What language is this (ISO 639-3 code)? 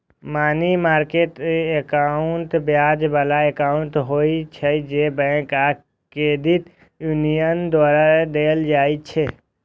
mai